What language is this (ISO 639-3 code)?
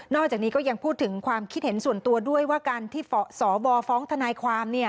tha